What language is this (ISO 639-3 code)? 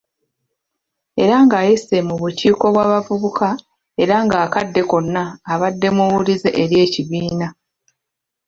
lug